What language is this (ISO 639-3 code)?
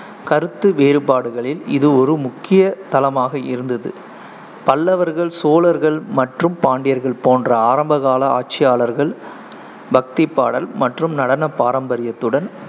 tam